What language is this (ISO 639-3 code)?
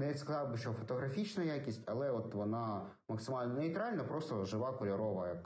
ukr